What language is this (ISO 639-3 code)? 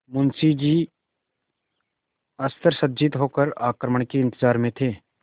hin